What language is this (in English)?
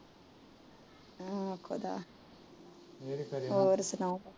Punjabi